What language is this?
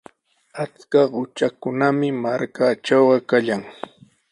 Sihuas Ancash Quechua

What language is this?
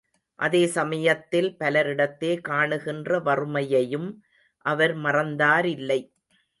Tamil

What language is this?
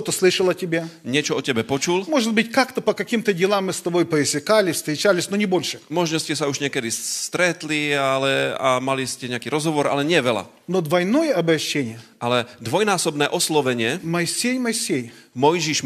Slovak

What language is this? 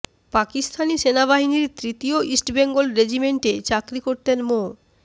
Bangla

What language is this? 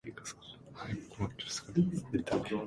Japanese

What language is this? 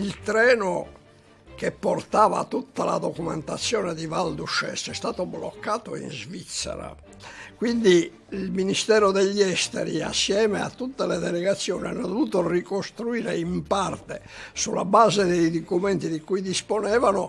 Italian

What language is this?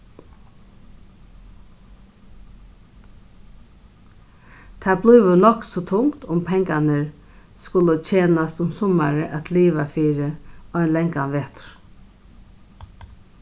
Faroese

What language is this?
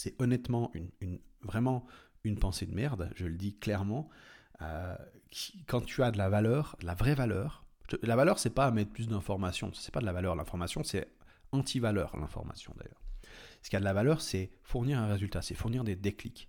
French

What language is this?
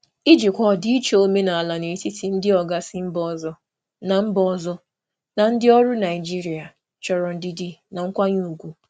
Igbo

